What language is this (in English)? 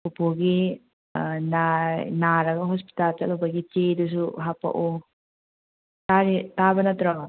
Manipuri